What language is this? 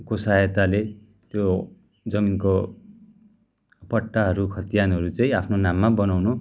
Nepali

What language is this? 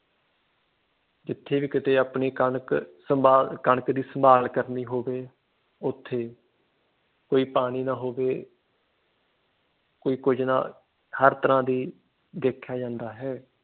Punjabi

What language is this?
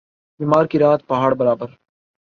Urdu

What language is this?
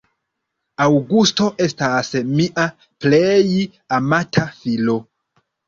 Esperanto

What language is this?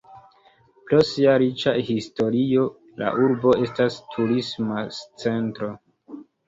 Esperanto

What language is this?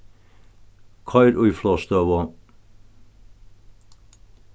Faroese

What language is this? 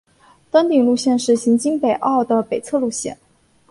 Chinese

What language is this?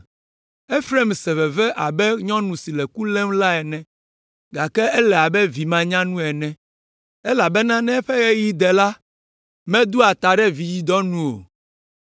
Ewe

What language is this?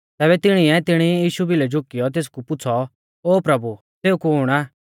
Mahasu Pahari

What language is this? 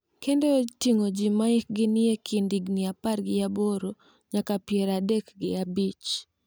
Luo (Kenya and Tanzania)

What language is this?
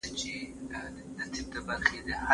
Pashto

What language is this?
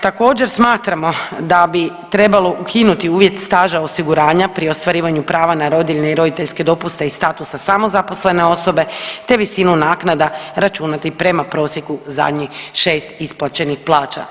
Croatian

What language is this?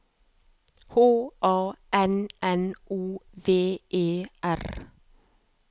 Norwegian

